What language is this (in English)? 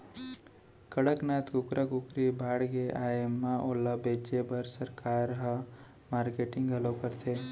Chhattisgarhi